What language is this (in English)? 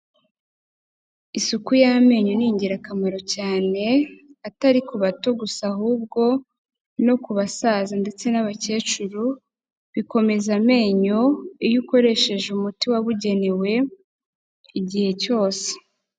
Kinyarwanda